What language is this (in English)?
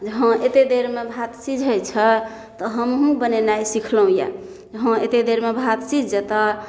Maithili